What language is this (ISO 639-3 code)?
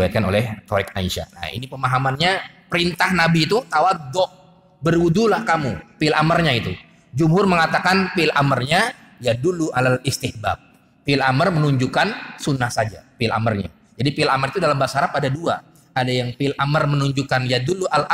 ind